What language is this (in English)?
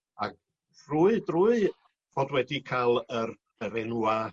Welsh